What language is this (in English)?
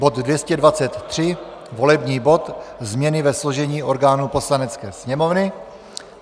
Czech